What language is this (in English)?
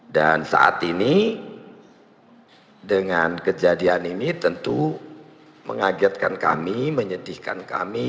Indonesian